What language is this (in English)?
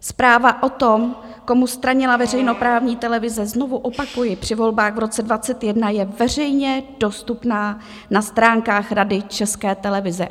Czech